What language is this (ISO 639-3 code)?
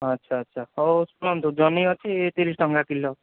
ori